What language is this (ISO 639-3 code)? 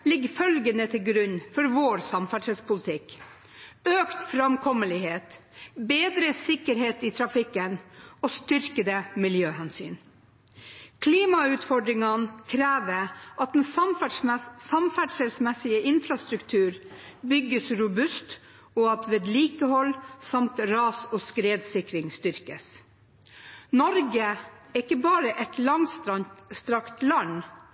nob